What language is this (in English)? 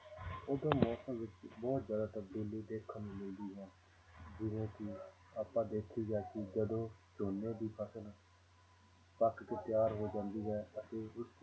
Punjabi